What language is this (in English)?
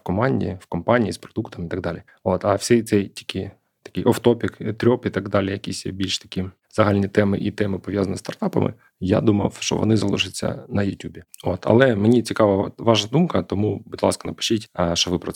Ukrainian